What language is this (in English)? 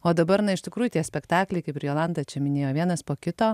Lithuanian